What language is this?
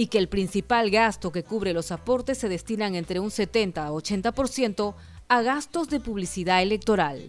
Spanish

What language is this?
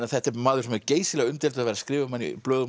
Icelandic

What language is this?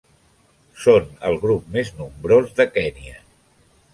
Catalan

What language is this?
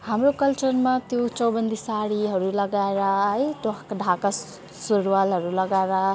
Nepali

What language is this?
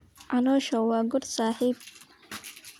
Somali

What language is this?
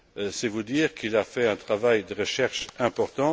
French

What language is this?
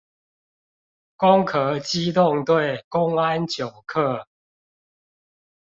Chinese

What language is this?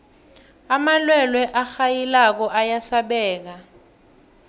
South Ndebele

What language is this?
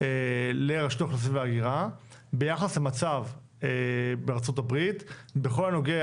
Hebrew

